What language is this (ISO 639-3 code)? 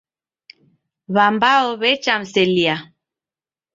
dav